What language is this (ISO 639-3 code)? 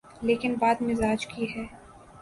urd